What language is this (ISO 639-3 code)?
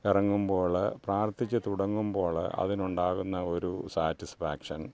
mal